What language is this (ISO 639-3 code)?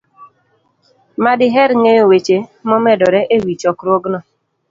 luo